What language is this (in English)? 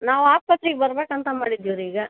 Kannada